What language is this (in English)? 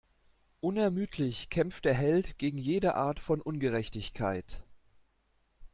German